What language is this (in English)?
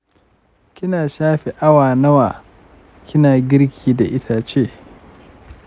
Hausa